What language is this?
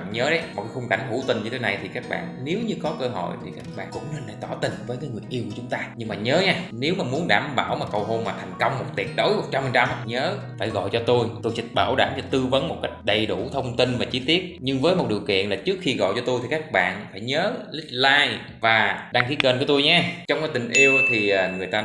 Vietnamese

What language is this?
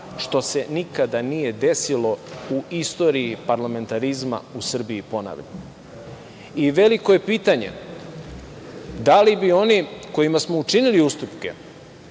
Serbian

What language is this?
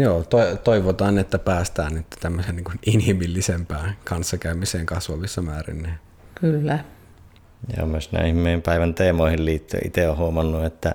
Finnish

